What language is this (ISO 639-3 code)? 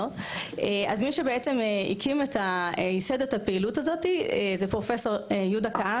heb